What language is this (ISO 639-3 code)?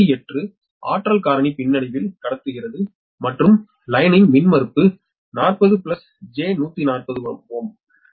tam